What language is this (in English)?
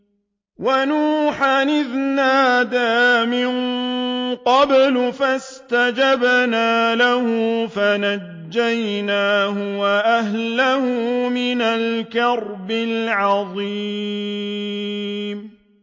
Arabic